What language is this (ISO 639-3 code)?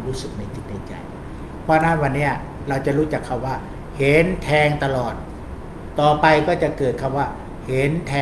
tha